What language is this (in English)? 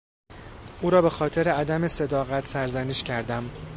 Persian